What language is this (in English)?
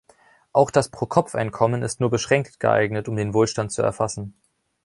German